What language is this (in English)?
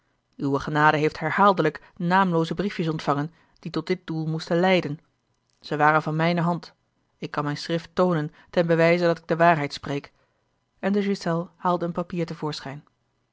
Dutch